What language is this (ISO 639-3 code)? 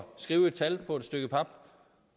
dan